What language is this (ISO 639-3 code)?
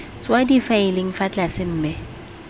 tsn